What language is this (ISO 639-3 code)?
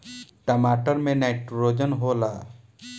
bho